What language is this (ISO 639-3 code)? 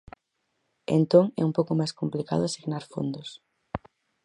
glg